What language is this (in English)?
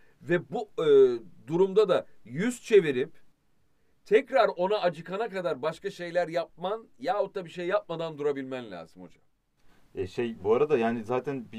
Turkish